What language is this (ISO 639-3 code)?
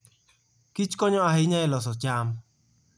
luo